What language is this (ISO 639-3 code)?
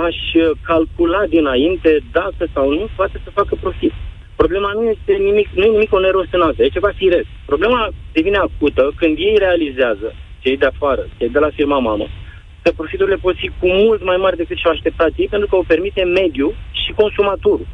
ron